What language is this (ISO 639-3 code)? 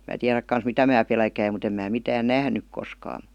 fin